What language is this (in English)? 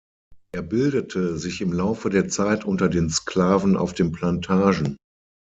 German